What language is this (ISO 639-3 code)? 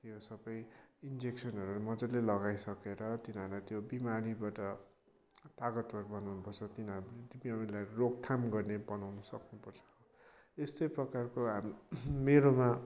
nep